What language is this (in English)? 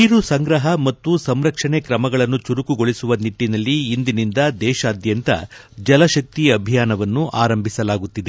Kannada